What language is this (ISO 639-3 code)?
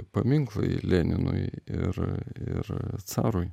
lit